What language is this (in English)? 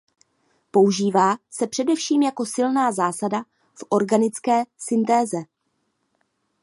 Czech